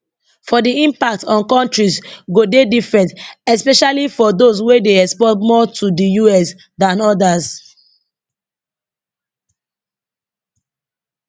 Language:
Nigerian Pidgin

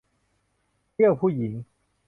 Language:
Thai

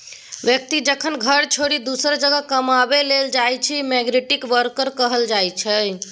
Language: Maithili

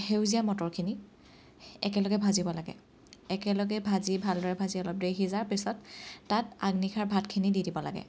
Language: Assamese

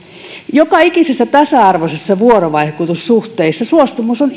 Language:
Finnish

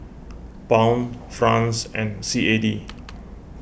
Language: English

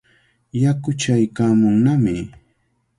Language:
Cajatambo North Lima Quechua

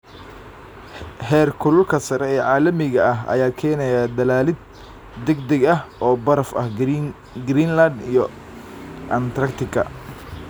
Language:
Somali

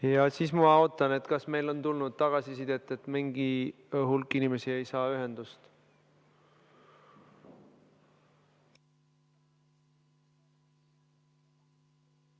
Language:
Estonian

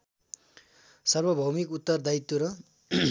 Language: Nepali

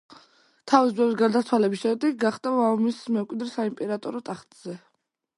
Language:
Georgian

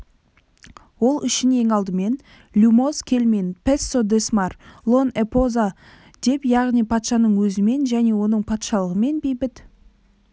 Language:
Kazakh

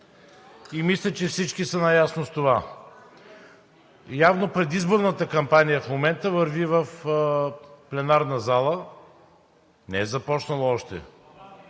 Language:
Bulgarian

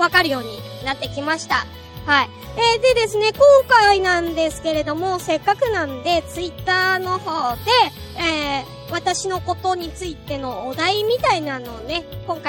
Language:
Japanese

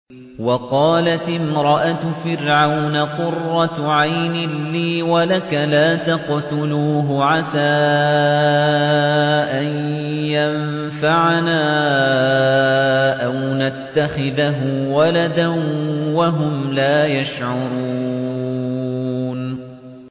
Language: Arabic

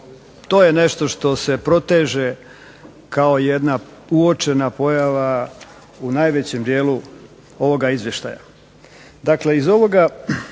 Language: Croatian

